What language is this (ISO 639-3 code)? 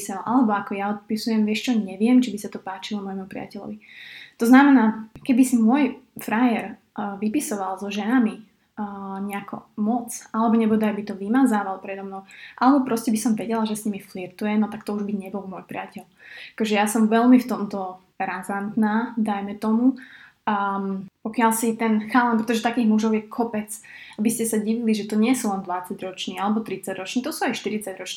slk